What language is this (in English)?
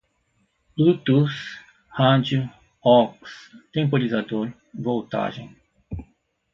Portuguese